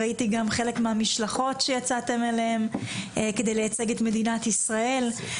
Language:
Hebrew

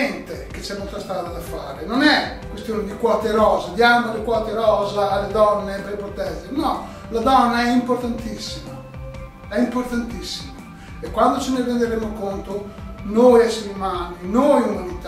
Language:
Italian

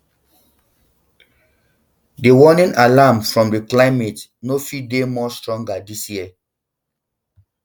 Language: Nigerian Pidgin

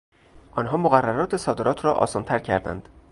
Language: Persian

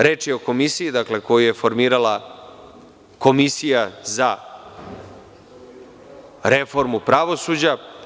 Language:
Serbian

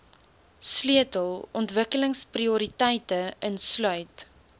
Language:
Afrikaans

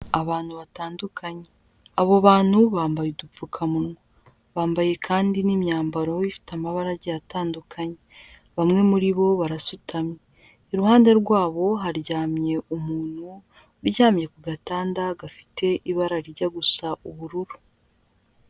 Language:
Kinyarwanda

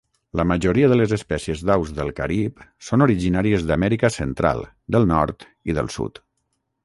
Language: Catalan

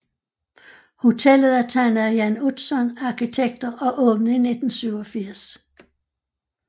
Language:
Danish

